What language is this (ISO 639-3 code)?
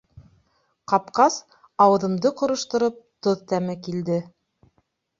bak